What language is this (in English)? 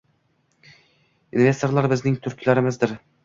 Uzbek